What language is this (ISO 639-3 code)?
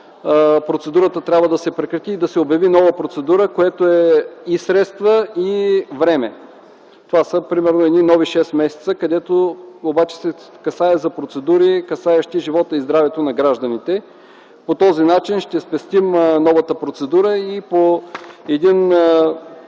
bul